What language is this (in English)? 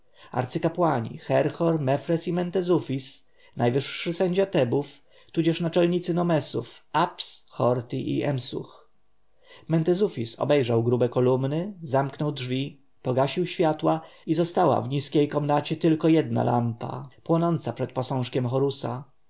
Polish